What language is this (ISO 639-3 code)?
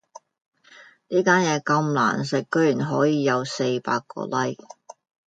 yue